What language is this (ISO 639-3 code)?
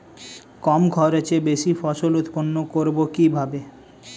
ben